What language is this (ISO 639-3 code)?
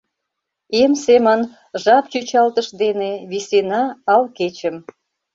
chm